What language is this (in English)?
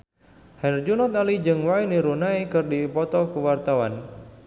Sundanese